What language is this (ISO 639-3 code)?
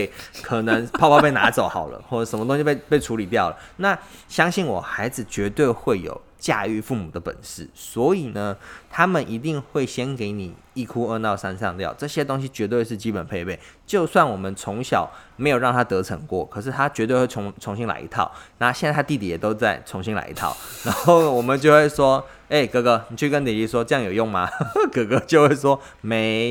zho